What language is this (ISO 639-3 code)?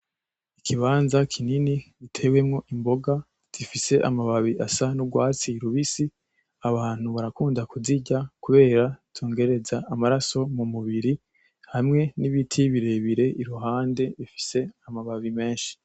run